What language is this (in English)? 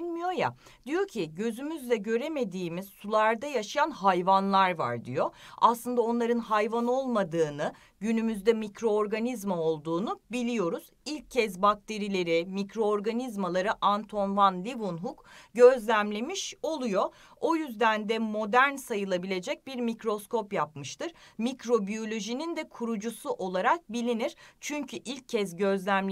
Turkish